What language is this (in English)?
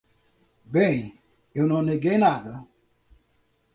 Portuguese